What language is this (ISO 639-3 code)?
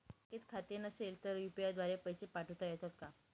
mar